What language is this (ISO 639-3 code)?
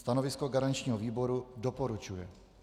ces